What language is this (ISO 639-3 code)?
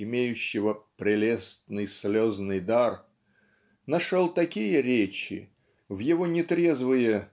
rus